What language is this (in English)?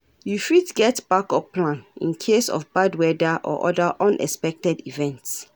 Nigerian Pidgin